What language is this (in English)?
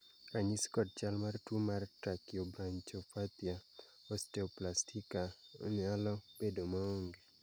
Luo (Kenya and Tanzania)